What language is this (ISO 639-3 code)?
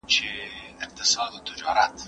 pus